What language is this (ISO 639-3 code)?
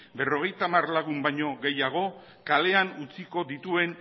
eus